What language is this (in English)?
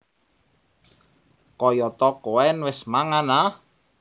Javanese